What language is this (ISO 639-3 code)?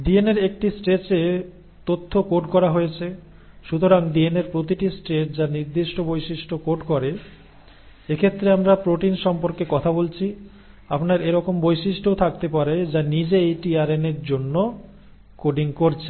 ben